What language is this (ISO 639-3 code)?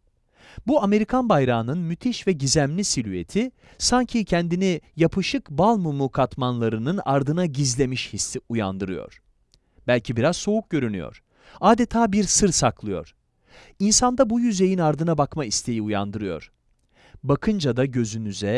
tur